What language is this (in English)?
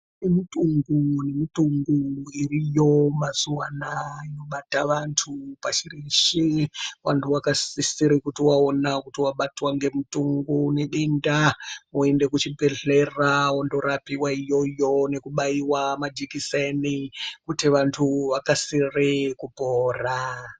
Ndau